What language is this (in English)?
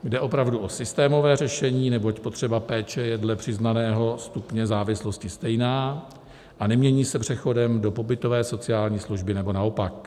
Czech